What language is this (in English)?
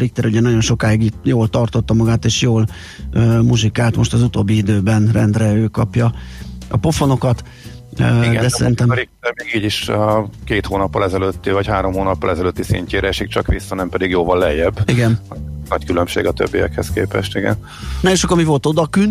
Hungarian